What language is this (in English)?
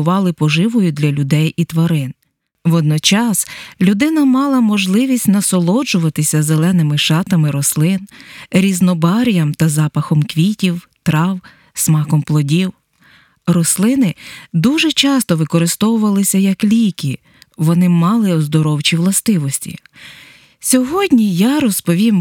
Ukrainian